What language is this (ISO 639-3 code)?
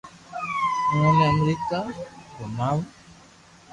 lrk